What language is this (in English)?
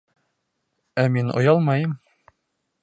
Bashkir